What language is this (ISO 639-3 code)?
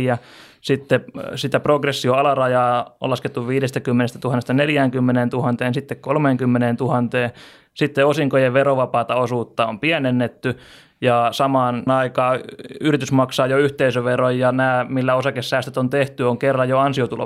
fin